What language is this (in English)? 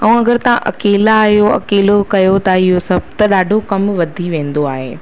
Sindhi